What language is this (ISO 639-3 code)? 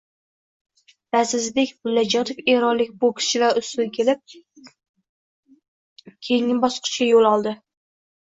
uzb